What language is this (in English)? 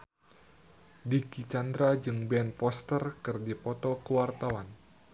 Sundanese